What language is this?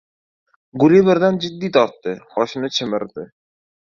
Uzbek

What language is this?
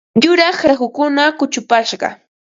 Ambo-Pasco Quechua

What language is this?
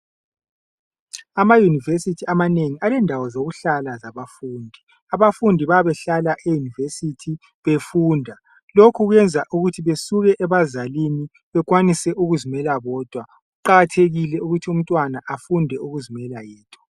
North Ndebele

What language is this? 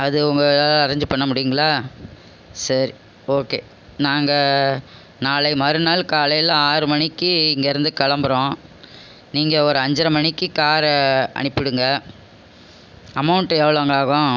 Tamil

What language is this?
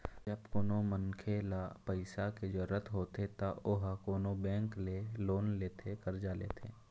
Chhattisgarhi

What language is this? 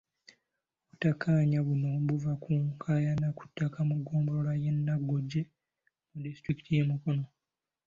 Ganda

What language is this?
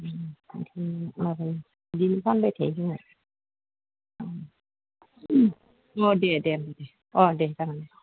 Bodo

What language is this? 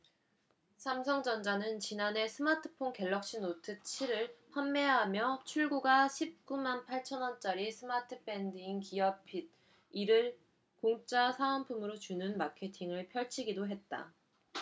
Korean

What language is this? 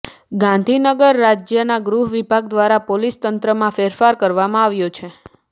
Gujarati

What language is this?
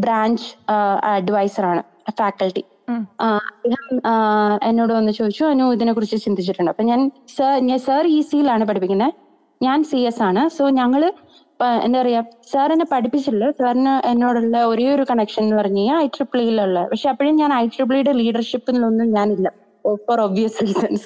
Malayalam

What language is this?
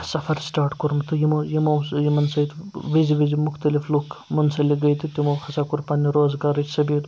Kashmiri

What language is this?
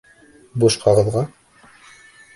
Bashkir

